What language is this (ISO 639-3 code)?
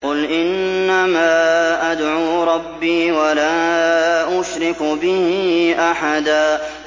ara